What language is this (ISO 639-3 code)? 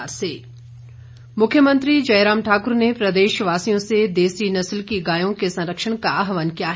hin